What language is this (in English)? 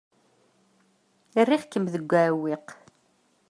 Kabyle